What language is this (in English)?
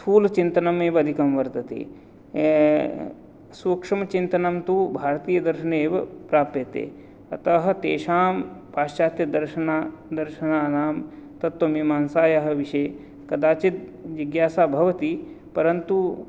Sanskrit